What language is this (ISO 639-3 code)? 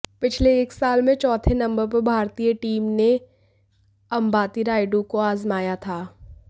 hin